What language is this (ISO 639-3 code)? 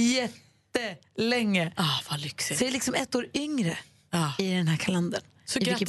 swe